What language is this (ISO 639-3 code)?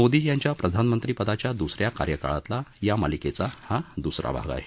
mar